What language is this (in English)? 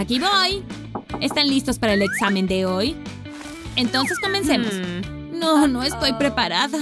Spanish